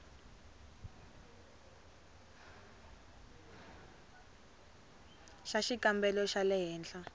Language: Tsonga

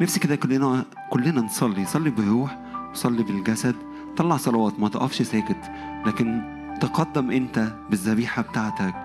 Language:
Arabic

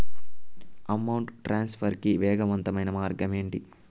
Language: Telugu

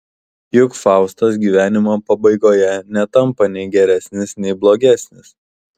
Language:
Lithuanian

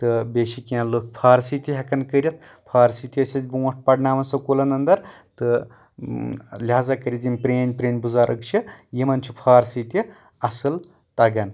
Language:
Kashmiri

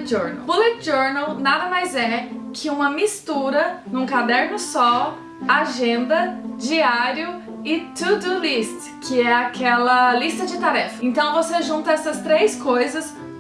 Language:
Portuguese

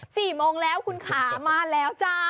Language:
Thai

